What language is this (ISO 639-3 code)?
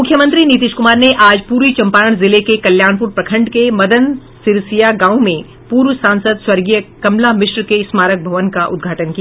hin